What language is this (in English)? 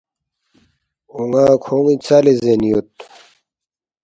Balti